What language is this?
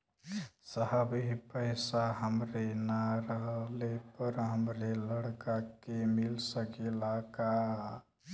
Bhojpuri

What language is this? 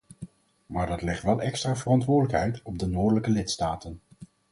Dutch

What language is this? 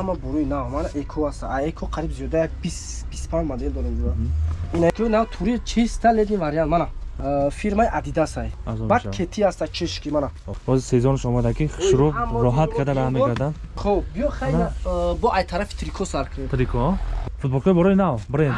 Turkish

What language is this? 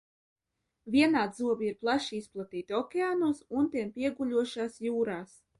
Latvian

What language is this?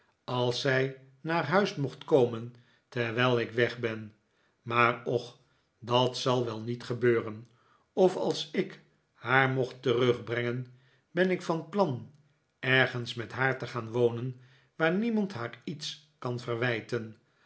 Dutch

